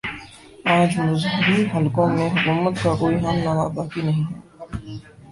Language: Urdu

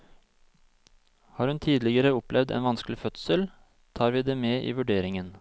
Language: Norwegian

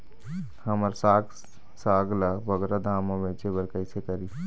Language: Chhattisgarhi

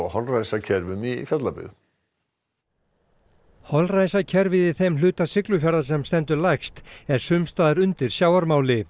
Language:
Icelandic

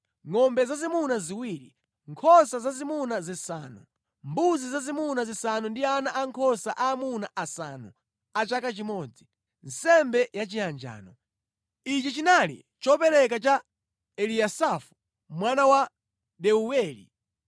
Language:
Nyanja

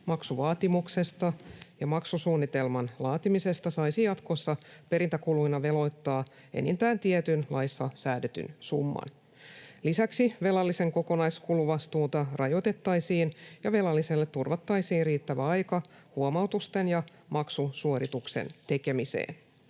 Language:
Finnish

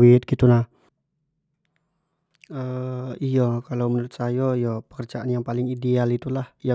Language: Jambi Malay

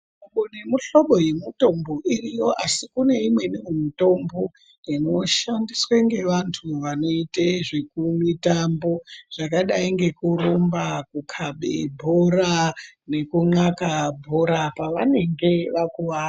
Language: Ndau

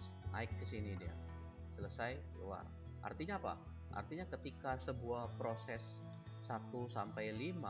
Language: Indonesian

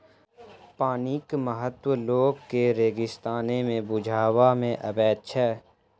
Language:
Maithili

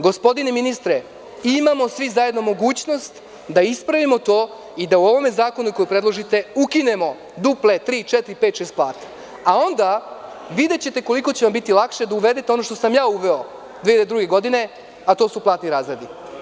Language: Serbian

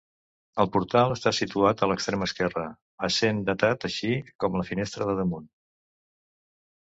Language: Catalan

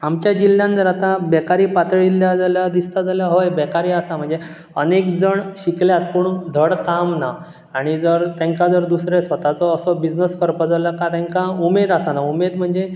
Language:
Konkani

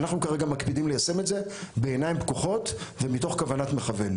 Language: Hebrew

